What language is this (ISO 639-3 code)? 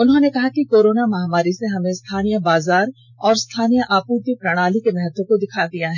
hin